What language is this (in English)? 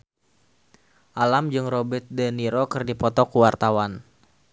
Sundanese